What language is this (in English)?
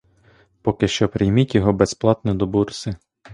Ukrainian